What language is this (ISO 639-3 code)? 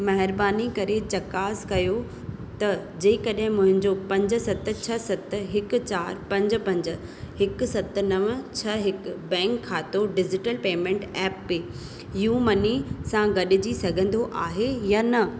snd